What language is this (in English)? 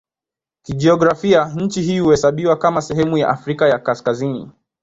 Swahili